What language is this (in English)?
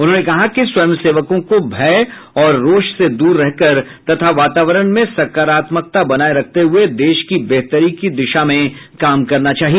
Hindi